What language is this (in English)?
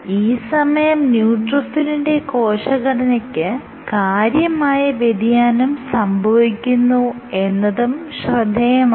Malayalam